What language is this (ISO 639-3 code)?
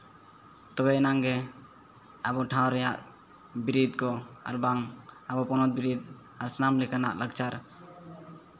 sat